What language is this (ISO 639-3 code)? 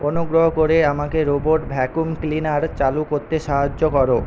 ben